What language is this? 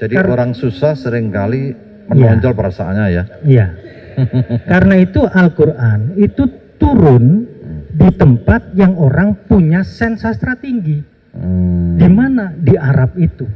Indonesian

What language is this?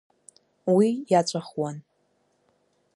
Abkhazian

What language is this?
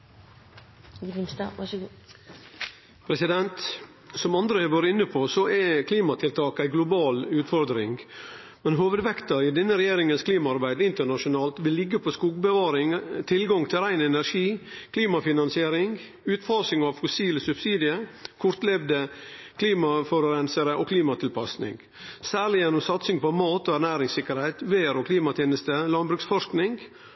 Norwegian Nynorsk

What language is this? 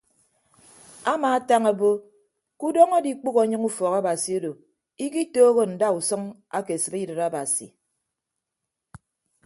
Ibibio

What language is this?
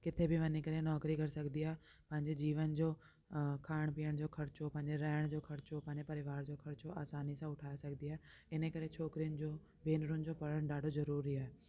Sindhi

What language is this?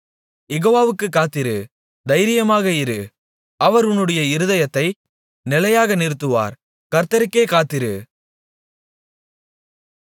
Tamil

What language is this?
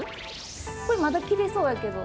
Japanese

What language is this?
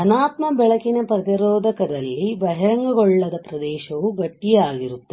Kannada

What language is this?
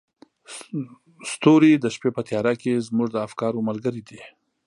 Pashto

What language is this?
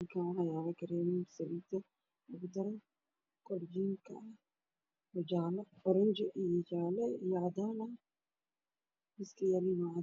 Somali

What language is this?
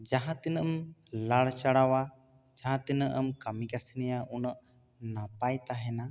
Santali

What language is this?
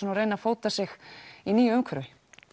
Icelandic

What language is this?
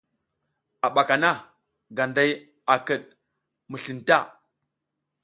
South Giziga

